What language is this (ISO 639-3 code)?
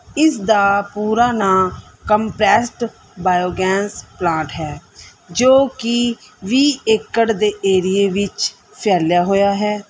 pan